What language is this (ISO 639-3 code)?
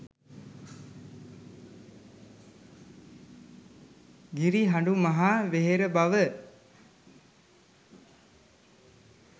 sin